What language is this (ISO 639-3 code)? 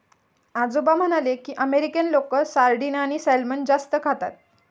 mar